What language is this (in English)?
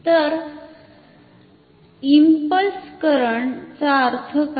Marathi